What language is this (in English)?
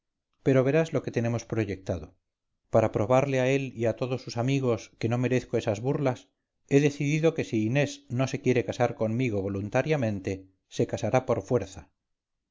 Spanish